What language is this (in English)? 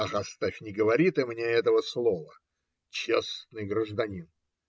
Russian